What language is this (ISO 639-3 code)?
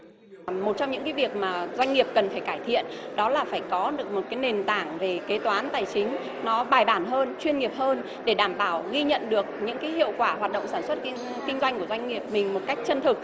vie